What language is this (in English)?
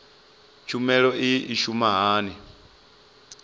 Venda